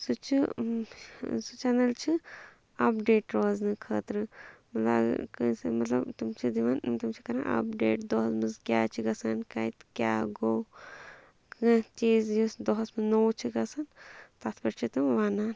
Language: Kashmiri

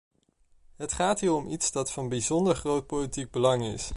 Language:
Dutch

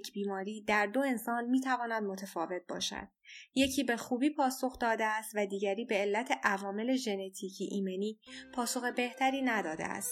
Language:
Persian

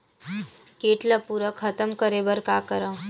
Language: Chhattisgarhi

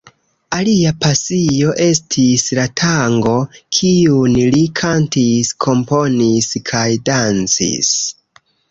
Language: Esperanto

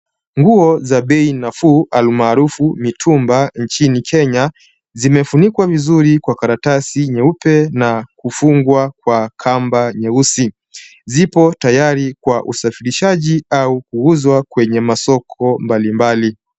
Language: Swahili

